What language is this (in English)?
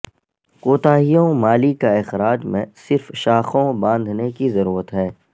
Urdu